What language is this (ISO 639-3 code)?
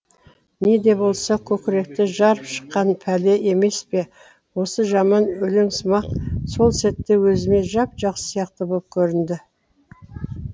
kaz